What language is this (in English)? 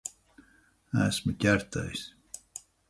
Latvian